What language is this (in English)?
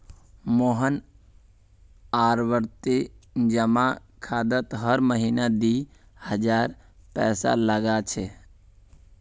Magahi